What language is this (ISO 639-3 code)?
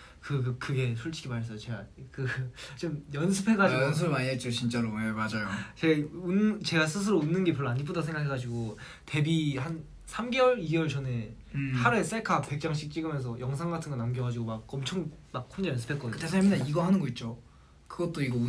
kor